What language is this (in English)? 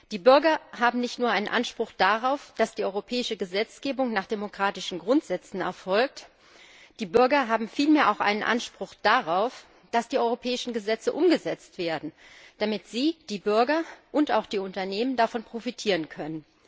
German